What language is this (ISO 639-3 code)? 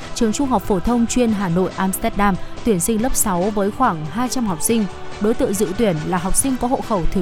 vie